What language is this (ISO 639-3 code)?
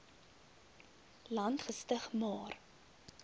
afr